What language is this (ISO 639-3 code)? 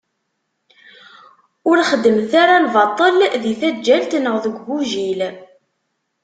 kab